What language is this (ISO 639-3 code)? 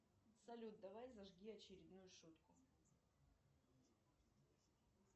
rus